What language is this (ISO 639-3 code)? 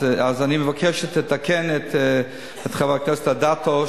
heb